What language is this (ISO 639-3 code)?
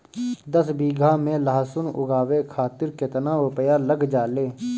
bho